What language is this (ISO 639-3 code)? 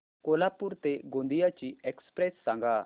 mar